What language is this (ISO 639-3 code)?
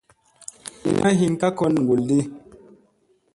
mse